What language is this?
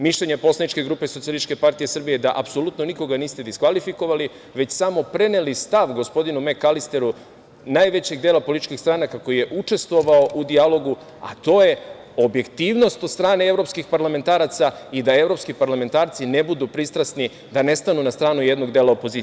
Serbian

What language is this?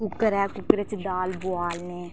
Dogri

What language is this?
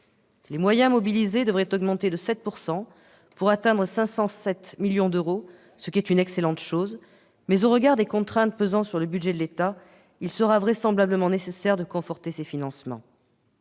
French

